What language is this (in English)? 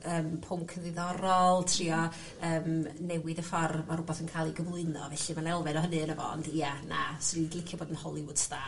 Welsh